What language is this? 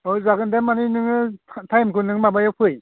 Bodo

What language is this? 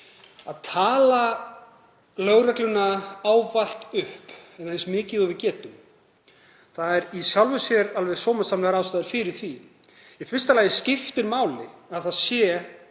Icelandic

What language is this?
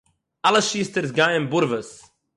Yiddish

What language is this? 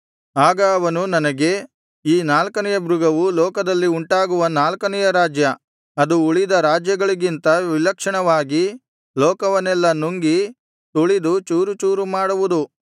Kannada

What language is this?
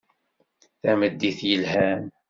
Kabyle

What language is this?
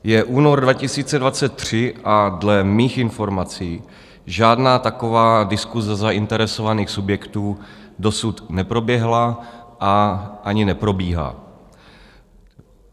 Czech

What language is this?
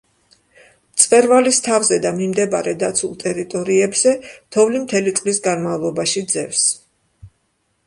Georgian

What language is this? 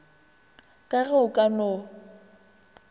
Northern Sotho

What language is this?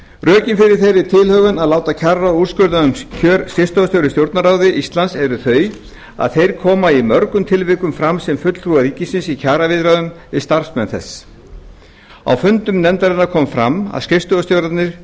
Icelandic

